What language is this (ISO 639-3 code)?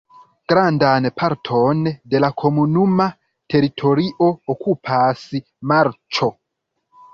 epo